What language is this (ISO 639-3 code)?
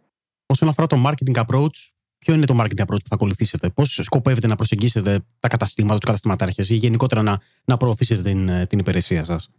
ell